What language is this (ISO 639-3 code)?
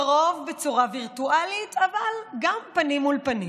heb